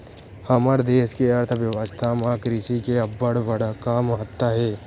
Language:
Chhattisgarhi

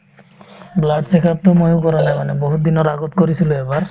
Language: Assamese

